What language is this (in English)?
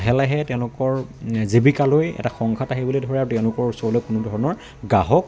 Assamese